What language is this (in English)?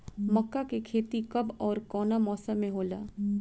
Bhojpuri